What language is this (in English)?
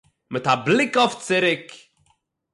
Yiddish